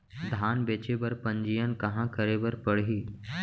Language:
Chhattisgarhi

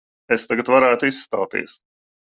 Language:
Latvian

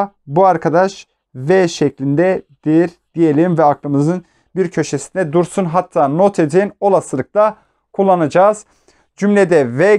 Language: Turkish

